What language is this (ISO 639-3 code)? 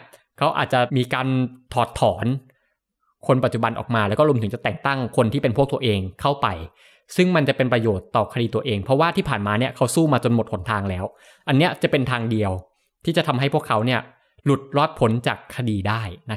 tha